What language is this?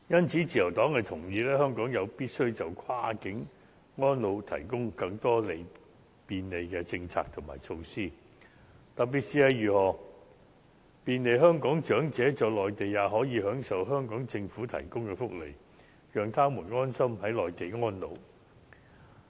Cantonese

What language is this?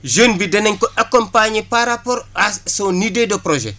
Wolof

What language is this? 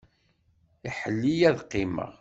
Kabyle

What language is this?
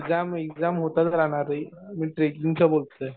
Marathi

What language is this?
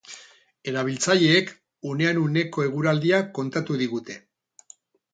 Basque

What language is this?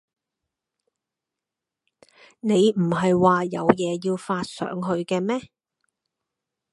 Cantonese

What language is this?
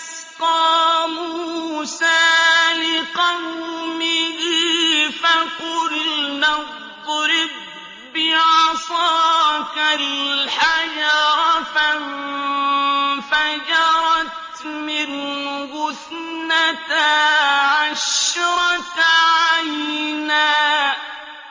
Arabic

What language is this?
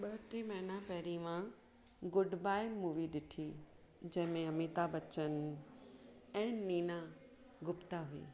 Sindhi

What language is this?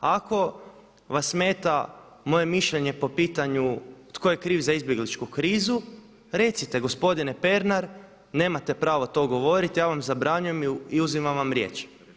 Croatian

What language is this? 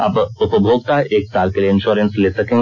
Hindi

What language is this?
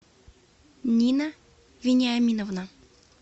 Russian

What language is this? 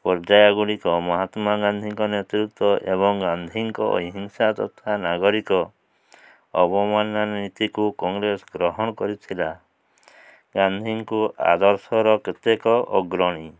Odia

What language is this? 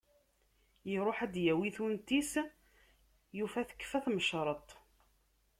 Kabyle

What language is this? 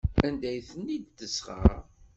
Kabyle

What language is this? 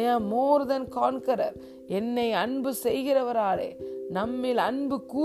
Tamil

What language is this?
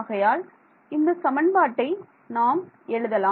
Tamil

